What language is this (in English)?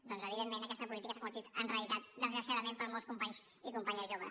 Catalan